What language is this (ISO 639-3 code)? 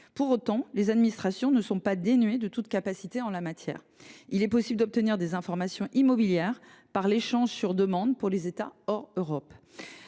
fra